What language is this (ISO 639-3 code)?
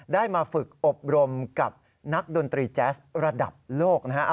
tha